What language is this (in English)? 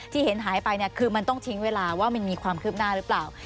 Thai